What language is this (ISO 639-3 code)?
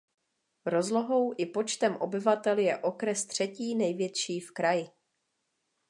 ces